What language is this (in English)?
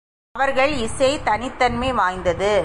Tamil